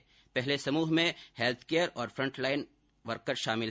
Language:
Hindi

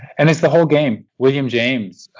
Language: English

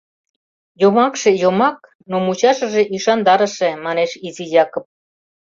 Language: Mari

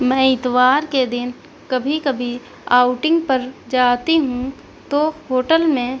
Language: Urdu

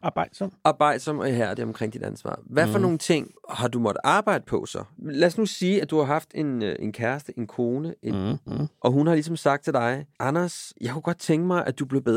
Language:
Danish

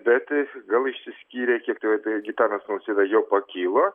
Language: Lithuanian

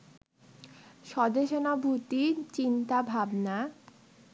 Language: Bangla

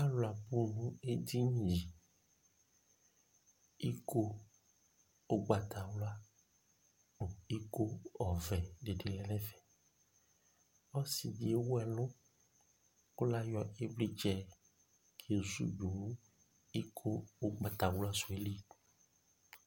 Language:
Ikposo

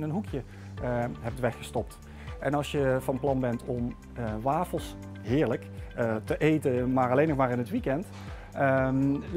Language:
Dutch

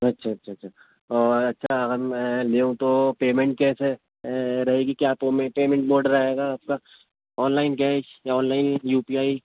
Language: Urdu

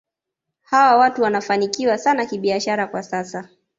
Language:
Swahili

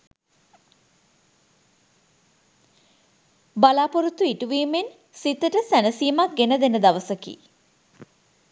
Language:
Sinhala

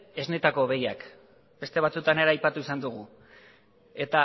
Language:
Basque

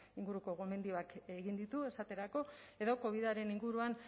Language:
Basque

